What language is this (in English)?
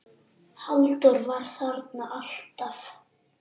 Icelandic